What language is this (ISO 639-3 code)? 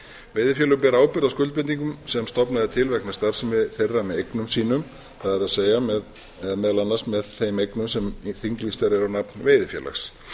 isl